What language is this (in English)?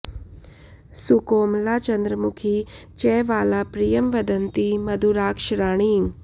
Sanskrit